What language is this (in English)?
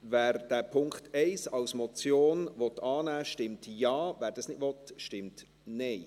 Swiss German